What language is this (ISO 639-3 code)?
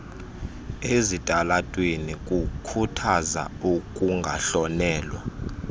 xho